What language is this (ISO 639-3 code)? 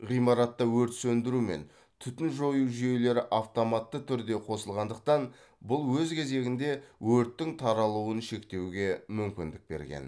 kaz